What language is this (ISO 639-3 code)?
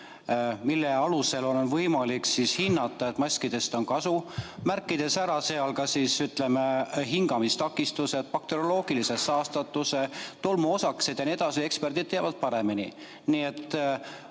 est